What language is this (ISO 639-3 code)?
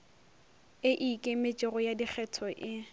nso